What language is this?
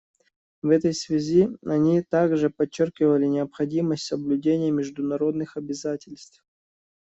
Russian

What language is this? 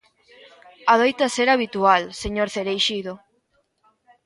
Galician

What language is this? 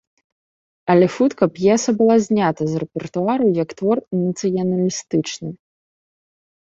Belarusian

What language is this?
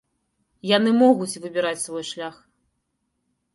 Belarusian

